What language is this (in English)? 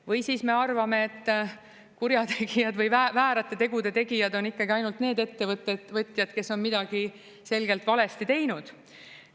Estonian